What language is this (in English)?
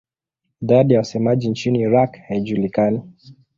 Swahili